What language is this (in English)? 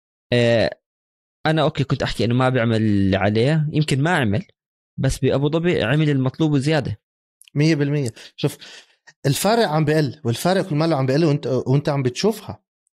Arabic